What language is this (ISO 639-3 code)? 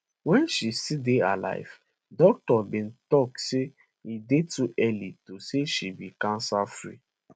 pcm